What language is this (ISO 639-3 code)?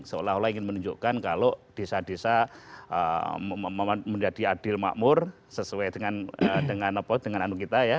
ind